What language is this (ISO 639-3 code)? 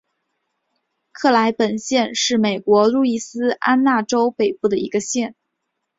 zho